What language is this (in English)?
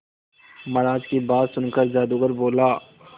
Hindi